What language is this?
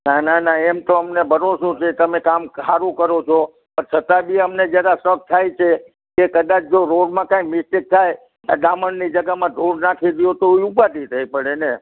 Gujarati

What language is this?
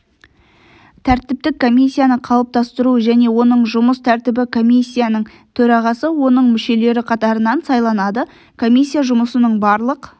Kazakh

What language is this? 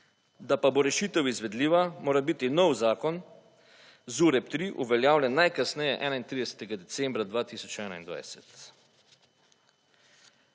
Slovenian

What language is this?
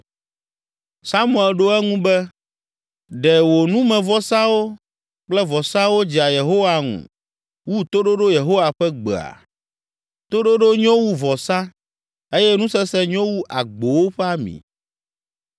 Ewe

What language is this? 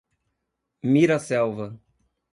Portuguese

